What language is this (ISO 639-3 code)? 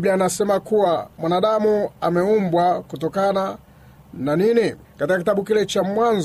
swa